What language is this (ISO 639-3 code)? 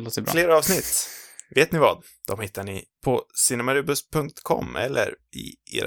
swe